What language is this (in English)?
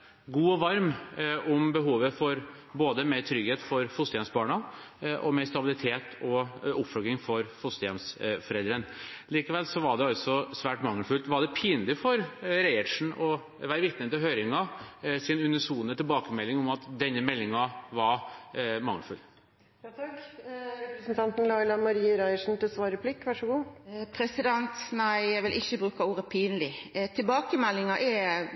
Norwegian